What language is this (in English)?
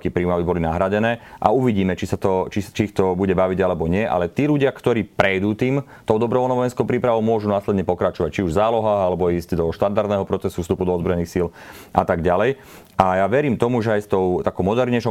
Slovak